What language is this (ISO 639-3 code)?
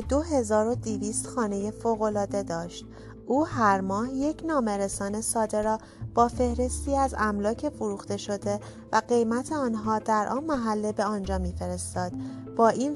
fas